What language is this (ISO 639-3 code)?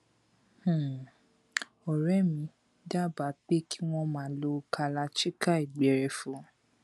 yor